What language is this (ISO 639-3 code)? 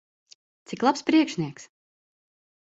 lav